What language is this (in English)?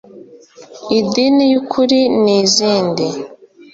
Kinyarwanda